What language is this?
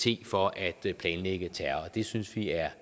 Danish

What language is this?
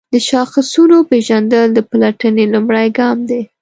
Pashto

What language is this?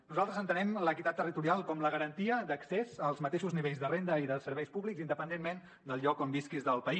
Catalan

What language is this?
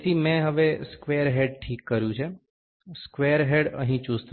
Gujarati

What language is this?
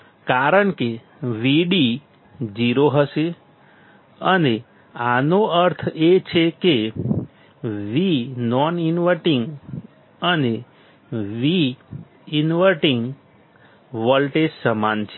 Gujarati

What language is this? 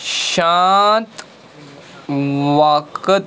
Kashmiri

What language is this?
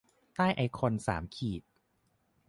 Thai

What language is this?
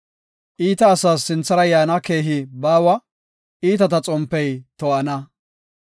Gofa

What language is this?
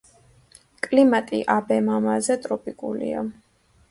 Georgian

